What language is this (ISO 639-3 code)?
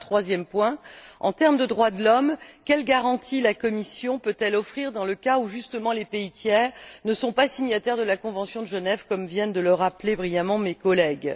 fra